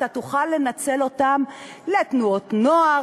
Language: Hebrew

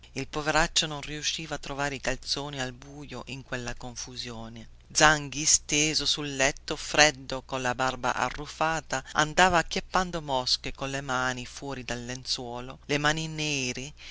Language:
Italian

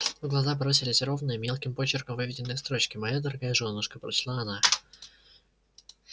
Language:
Russian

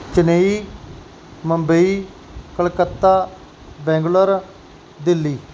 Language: Punjabi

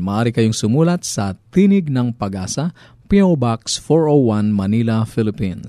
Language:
Filipino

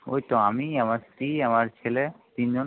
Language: Bangla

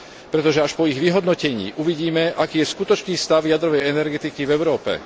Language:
Slovak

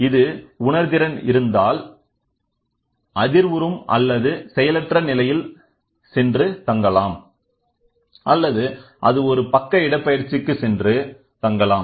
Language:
Tamil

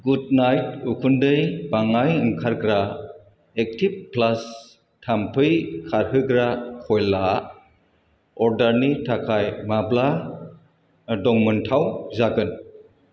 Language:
Bodo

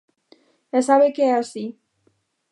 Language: Galician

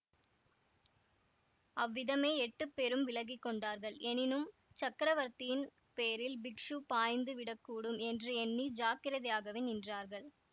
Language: Tamil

